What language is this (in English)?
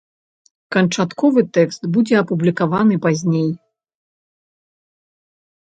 Belarusian